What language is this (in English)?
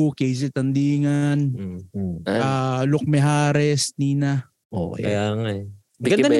Filipino